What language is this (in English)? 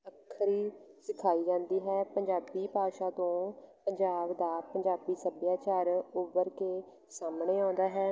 Punjabi